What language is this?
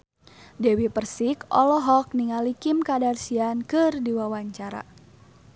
Sundanese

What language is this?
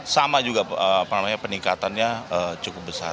Indonesian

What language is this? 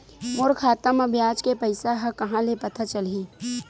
Chhattisgarhi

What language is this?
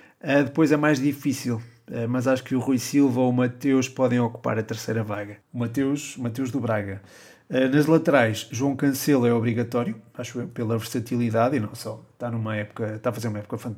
Portuguese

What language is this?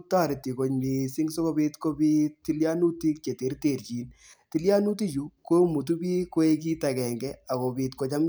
Kalenjin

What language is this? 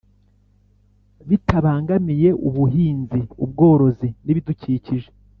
Kinyarwanda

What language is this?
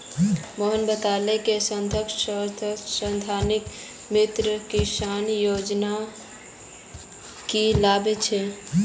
Magahi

